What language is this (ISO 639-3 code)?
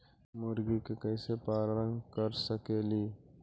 mag